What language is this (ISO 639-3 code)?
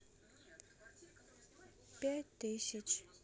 rus